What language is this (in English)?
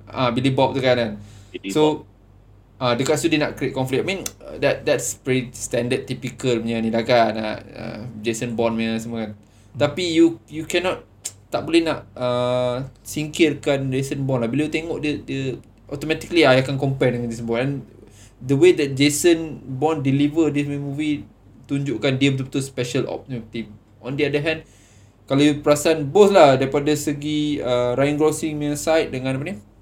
Malay